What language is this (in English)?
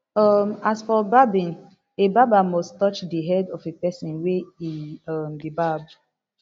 Nigerian Pidgin